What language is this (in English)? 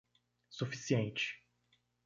Portuguese